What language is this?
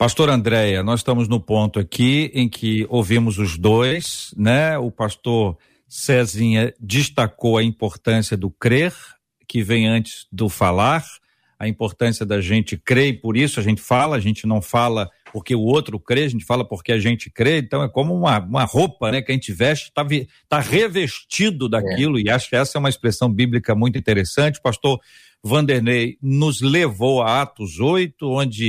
Portuguese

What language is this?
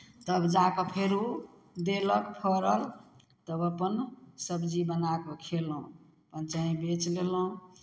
Maithili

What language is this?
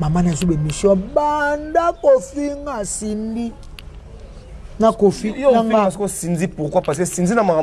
French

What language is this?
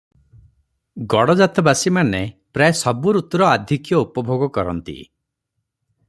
Odia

